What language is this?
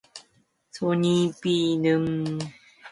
Korean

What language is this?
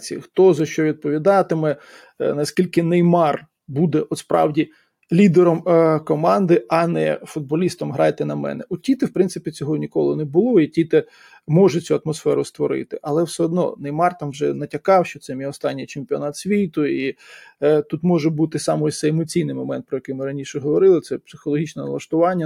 Ukrainian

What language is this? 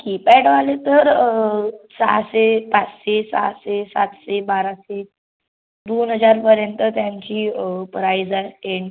Marathi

